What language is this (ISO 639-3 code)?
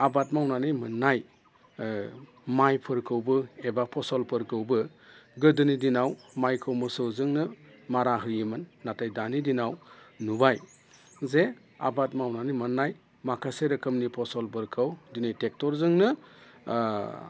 brx